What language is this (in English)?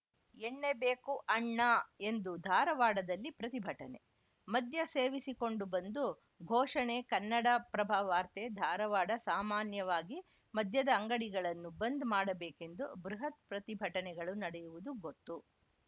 Kannada